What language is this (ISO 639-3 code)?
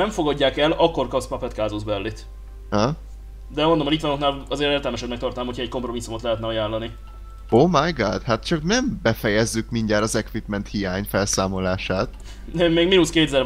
hun